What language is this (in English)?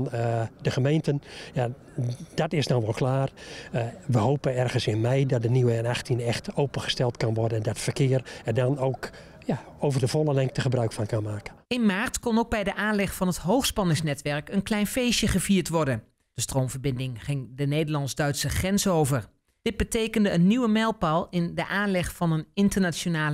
Dutch